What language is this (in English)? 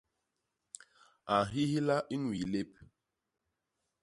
Basaa